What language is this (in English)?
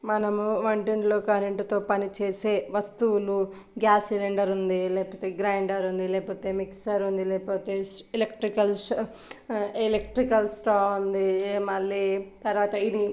Telugu